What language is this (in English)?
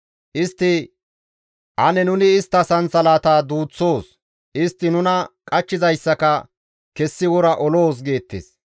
Gamo